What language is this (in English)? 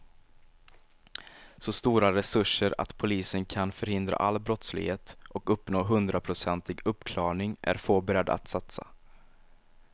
Swedish